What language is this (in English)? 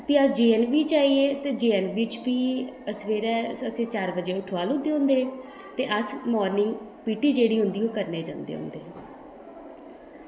Dogri